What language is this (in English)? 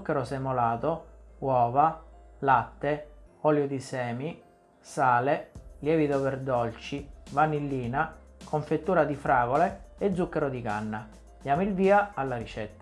Italian